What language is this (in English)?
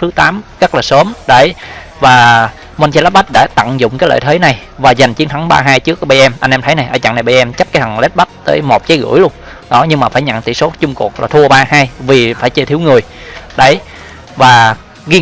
Vietnamese